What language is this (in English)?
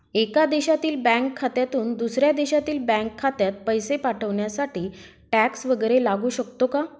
Marathi